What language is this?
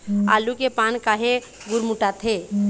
Chhattisgarhi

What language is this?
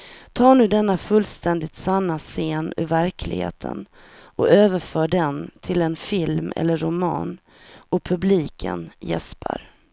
Swedish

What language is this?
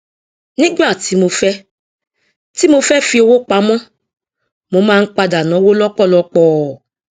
Yoruba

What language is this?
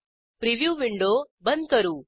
Marathi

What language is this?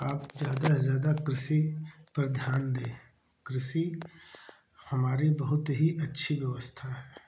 Hindi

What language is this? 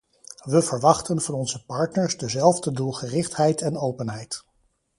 Dutch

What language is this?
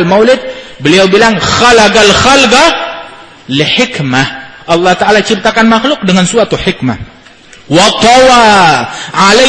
Indonesian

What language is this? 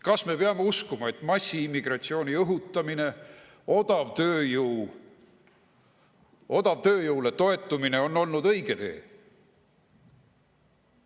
Estonian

